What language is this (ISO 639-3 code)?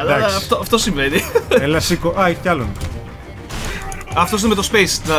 ell